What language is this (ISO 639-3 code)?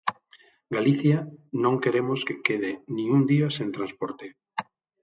glg